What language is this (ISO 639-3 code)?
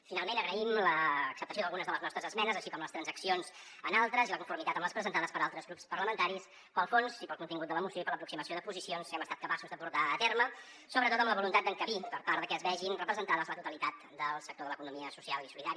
cat